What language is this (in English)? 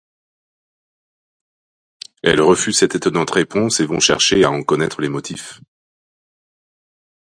French